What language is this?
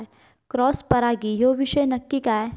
Marathi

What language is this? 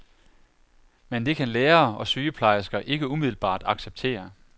Danish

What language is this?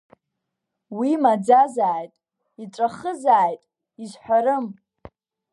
Abkhazian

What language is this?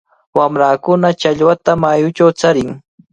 Cajatambo North Lima Quechua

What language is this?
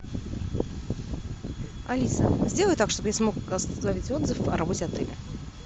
Russian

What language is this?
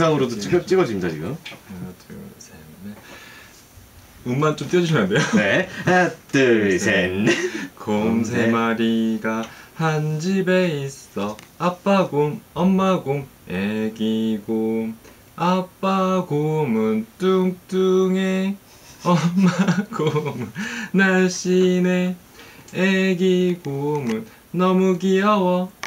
Korean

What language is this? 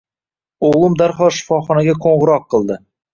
Uzbek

